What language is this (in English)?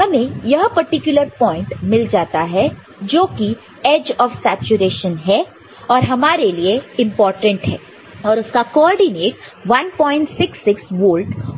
Hindi